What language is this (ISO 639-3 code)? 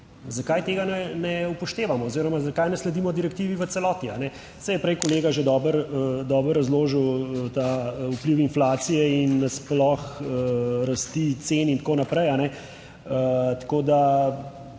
slv